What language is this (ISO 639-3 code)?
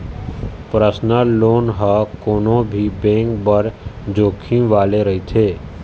hne